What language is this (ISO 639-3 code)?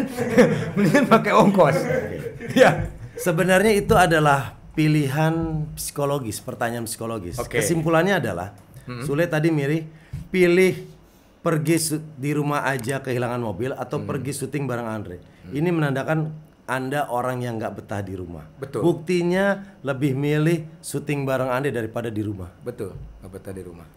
ind